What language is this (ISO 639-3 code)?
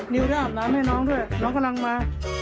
tha